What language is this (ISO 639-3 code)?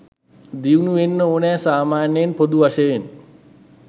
sin